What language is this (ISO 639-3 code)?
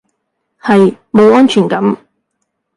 yue